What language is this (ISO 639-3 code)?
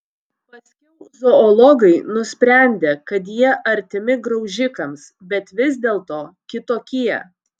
lit